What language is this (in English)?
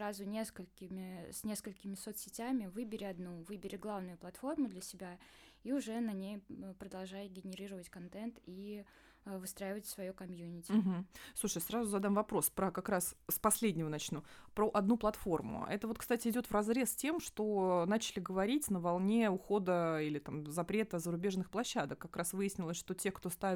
Russian